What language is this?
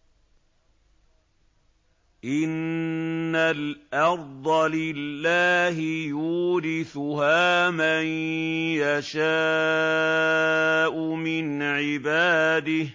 Arabic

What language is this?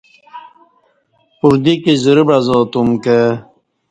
Kati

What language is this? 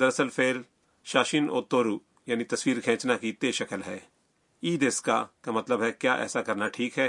Urdu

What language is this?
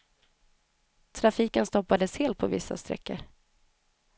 Swedish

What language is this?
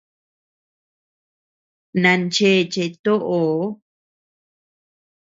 Tepeuxila Cuicatec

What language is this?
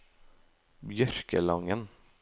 Norwegian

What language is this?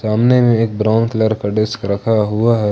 Hindi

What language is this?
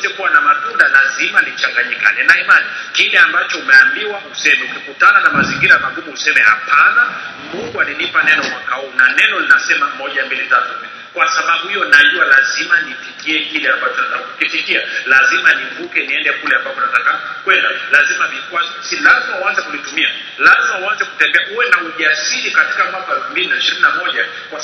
Swahili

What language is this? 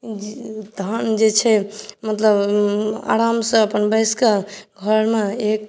Maithili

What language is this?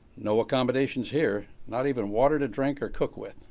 English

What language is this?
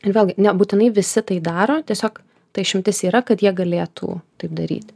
Lithuanian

